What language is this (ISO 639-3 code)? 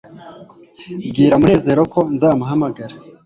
kin